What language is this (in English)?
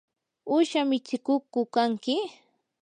Yanahuanca Pasco Quechua